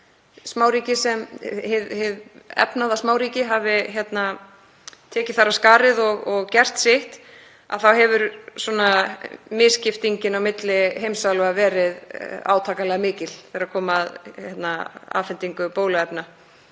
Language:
Icelandic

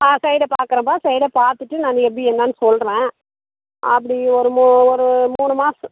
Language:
Tamil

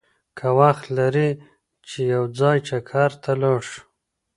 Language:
Pashto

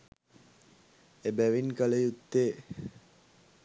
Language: Sinhala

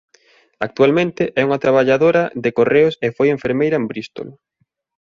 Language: Galician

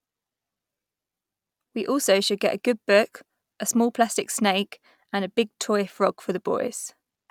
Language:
English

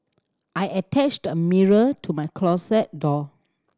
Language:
English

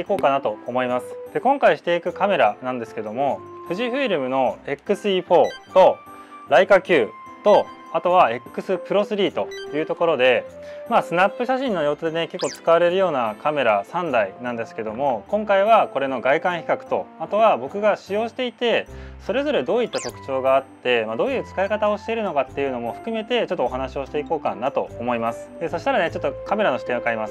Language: Japanese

